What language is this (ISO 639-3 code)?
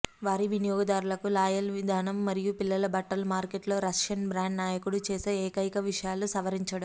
tel